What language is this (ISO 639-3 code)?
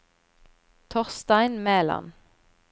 nor